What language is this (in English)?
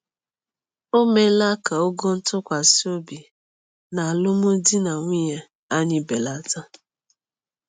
Igbo